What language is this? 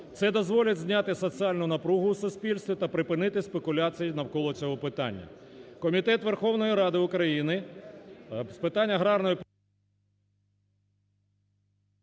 Ukrainian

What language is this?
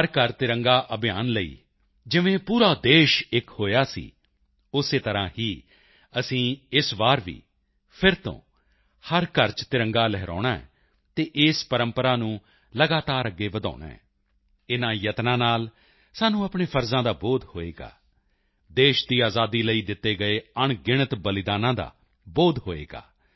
Punjabi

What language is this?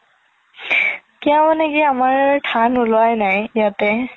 Assamese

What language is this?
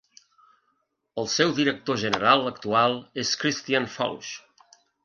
Catalan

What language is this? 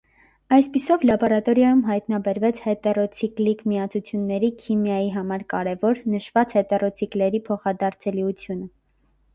Armenian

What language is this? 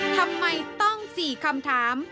Thai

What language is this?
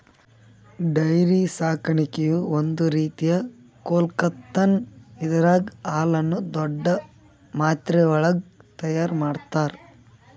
Kannada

